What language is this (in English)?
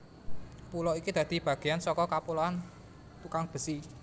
Javanese